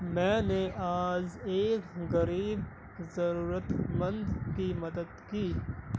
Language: Urdu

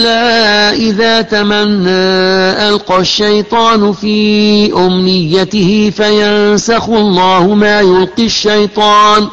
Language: Arabic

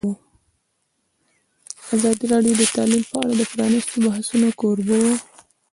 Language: Pashto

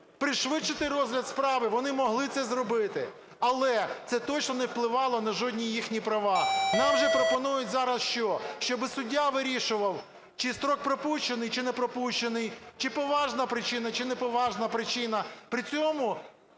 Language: Ukrainian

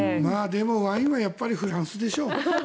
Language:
Japanese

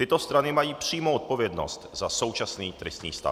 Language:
Czech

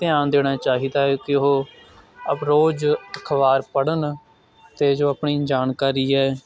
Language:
Punjabi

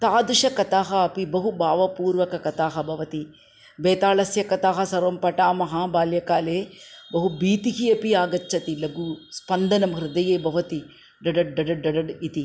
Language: Sanskrit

